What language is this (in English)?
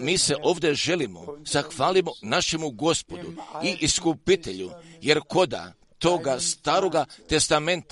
Croatian